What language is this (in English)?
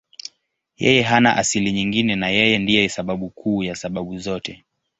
Swahili